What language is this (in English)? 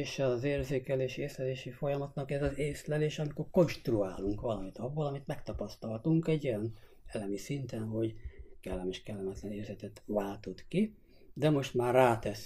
Hungarian